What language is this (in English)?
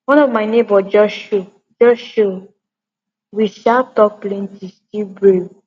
Nigerian Pidgin